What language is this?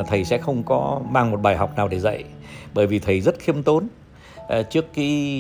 Vietnamese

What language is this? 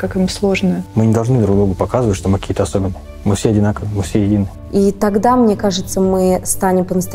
Russian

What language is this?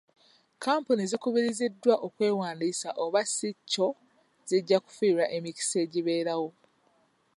Ganda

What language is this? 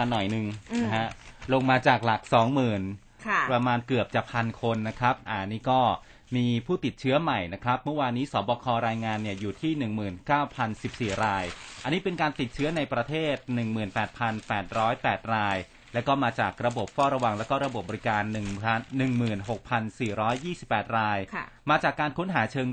Thai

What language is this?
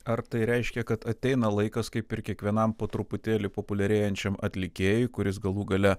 Lithuanian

